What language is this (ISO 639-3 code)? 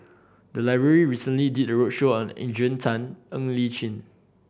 eng